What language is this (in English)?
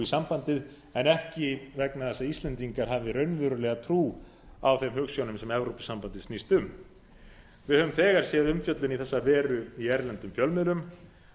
Icelandic